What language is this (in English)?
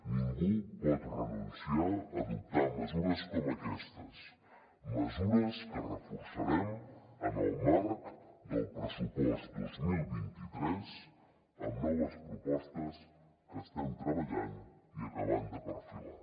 Catalan